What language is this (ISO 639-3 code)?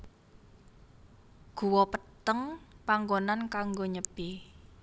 jav